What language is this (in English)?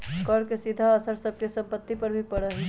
Magahi